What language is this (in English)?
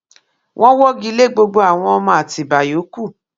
Yoruba